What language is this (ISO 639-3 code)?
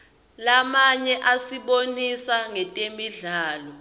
ssw